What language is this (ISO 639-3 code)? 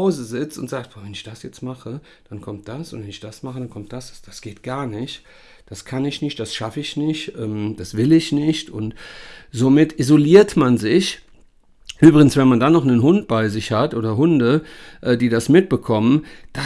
deu